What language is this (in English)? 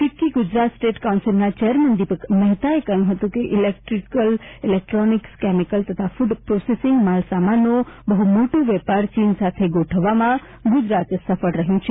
Gujarati